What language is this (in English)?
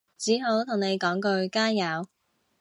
Cantonese